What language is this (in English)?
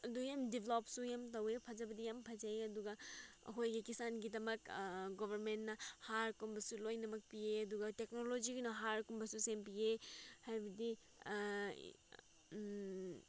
Manipuri